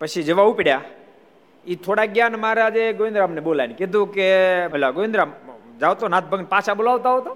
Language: Gujarati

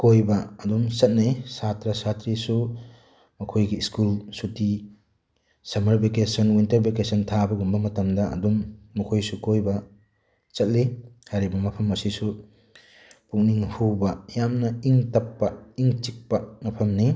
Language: Manipuri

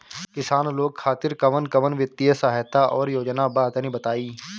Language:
Bhojpuri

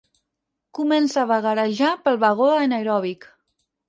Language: Catalan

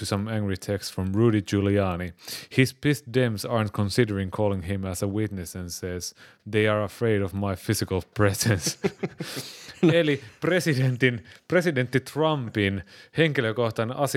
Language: Finnish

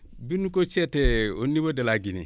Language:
Wolof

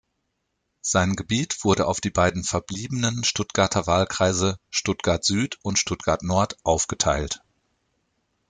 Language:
German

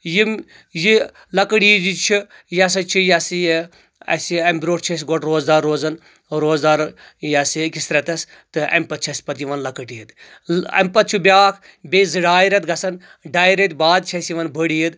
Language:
Kashmiri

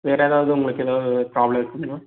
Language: Tamil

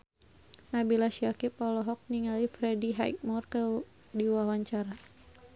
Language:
Sundanese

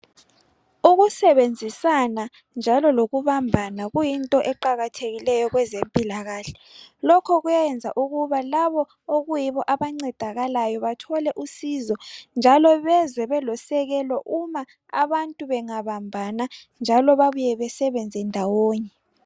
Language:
North Ndebele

